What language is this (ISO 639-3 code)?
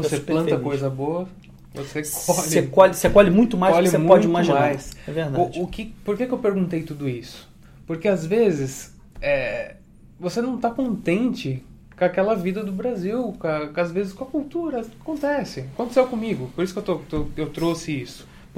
por